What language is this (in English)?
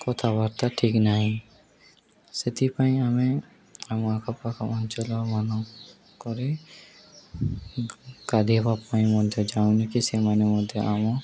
Odia